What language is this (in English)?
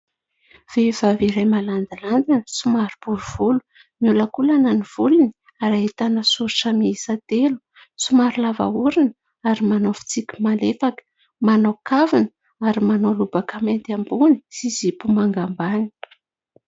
Malagasy